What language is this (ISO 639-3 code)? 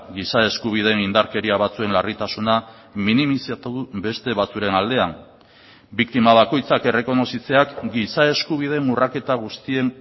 eus